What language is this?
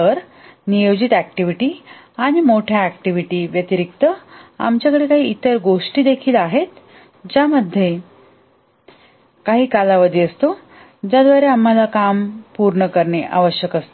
Marathi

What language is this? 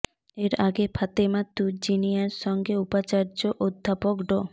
Bangla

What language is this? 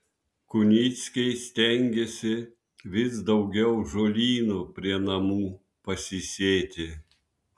Lithuanian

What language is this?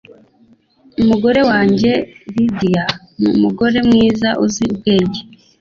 Kinyarwanda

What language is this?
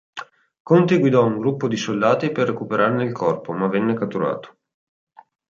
Italian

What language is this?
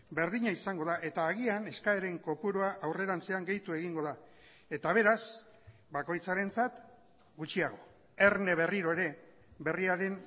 Basque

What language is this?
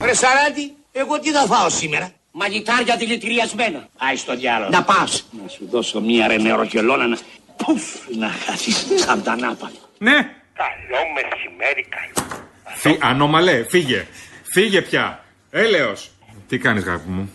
Greek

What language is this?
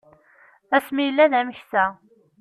Kabyle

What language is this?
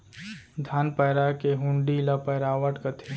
Chhattisgarhi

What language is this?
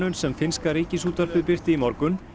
Icelandic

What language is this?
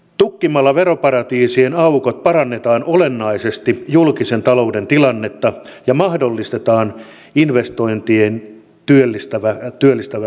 Finnish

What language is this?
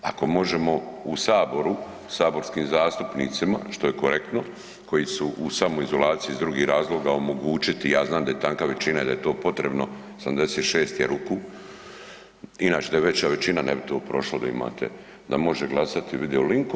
Croatian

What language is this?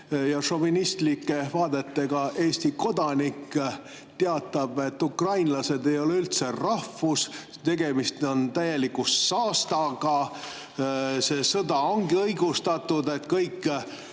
Estonian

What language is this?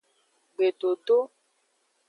Aja (Benin)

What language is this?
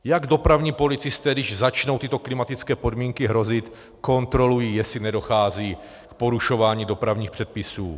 Czech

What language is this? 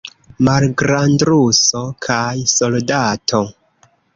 Esperanto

